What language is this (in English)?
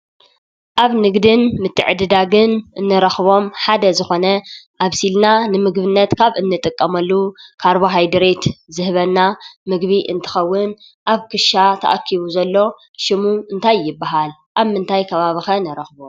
Tigrinya